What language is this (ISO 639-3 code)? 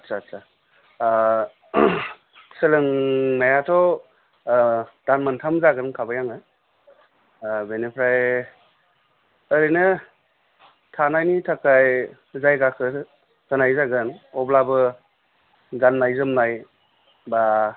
brx